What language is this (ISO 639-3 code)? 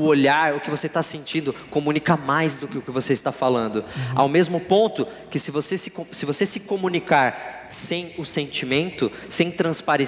por